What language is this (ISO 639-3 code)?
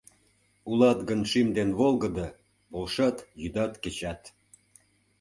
chm